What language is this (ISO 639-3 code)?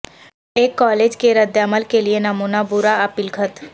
urd